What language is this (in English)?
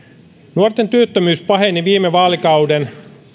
Finnish